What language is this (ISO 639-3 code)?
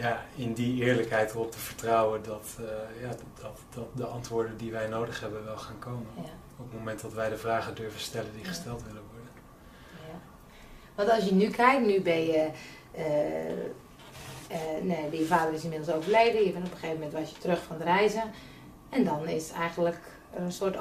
nld